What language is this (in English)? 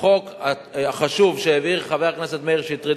Hebrew